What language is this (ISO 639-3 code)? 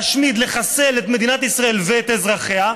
heb